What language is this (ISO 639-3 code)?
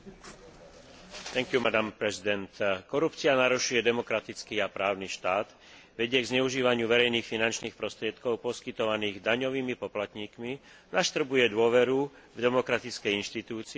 slk